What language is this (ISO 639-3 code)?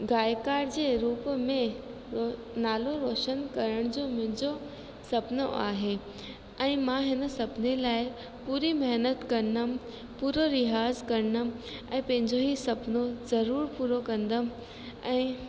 snd